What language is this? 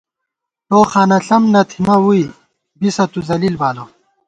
Gawar-Bati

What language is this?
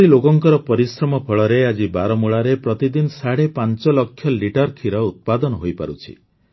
Odia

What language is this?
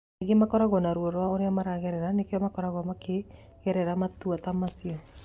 Kikuyu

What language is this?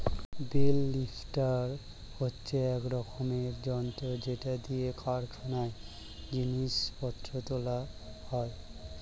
Bangla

